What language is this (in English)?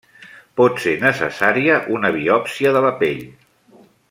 Catalan